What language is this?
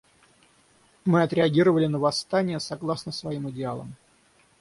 Russian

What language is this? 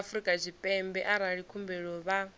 Venda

